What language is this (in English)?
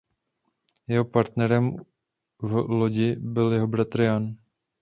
Czech